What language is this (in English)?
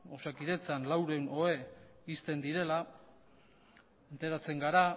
Basque